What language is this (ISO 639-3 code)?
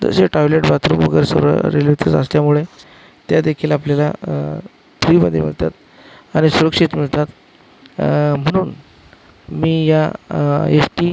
mar